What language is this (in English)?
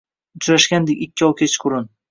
Uzbek